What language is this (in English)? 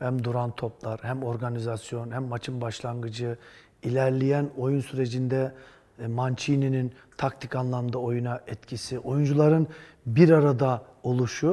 Turkish